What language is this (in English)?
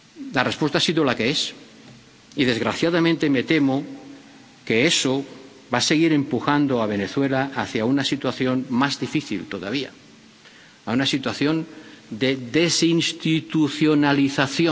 Spanish